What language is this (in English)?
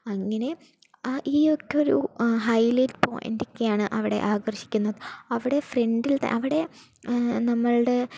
Malayalam